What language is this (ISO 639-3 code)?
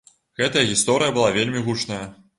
bel